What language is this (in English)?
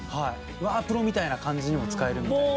Japanese